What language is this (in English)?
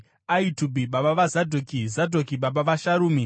Shona